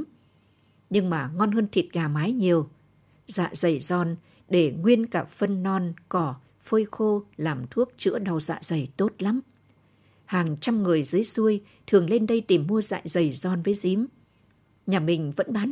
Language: Vietnamese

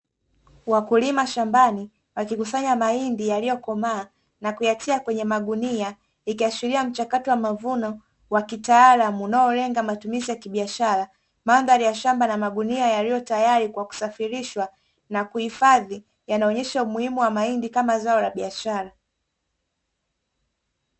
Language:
Swahili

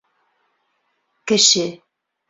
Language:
Bashkir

